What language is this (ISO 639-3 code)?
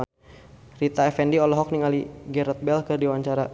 sun